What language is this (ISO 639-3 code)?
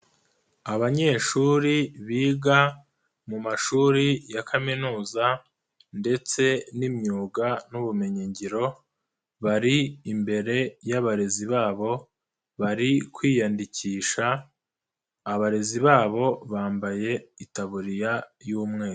kin